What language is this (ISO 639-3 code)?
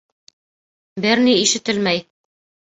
bak